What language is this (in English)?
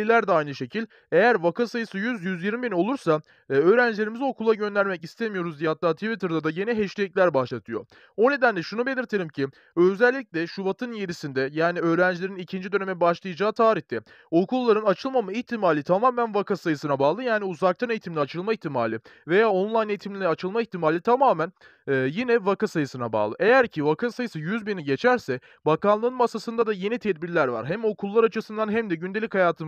Turkish